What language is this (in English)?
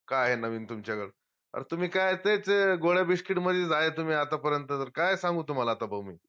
Marathi